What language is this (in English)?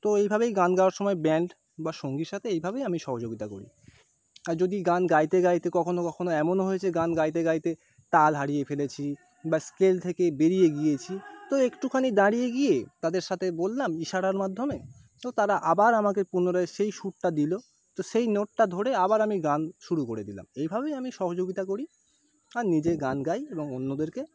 Bangla